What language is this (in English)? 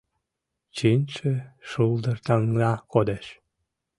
Mari